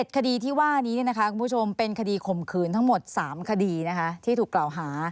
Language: Thai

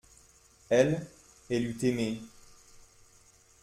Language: French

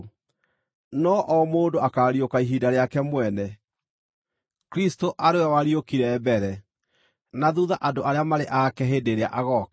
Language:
Kikuyu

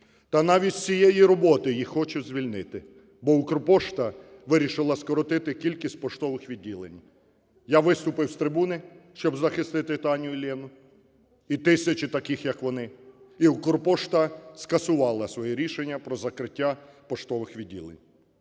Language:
Ukrainian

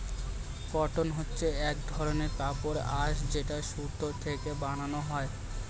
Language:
Bangla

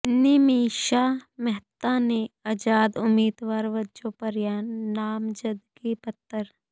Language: Punjabi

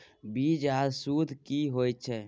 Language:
Maithili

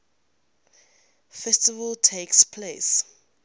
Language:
English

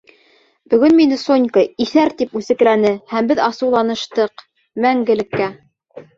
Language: Bashkir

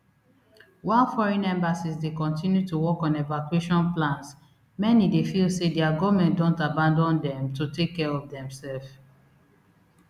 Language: Nigerian Pidgin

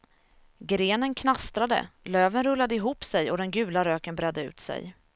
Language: Swedish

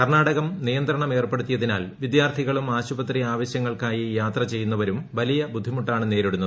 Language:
Malayalam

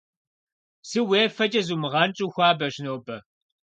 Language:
Kabardian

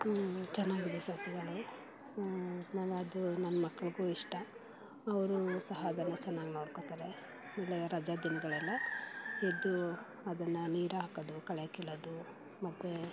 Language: Kannada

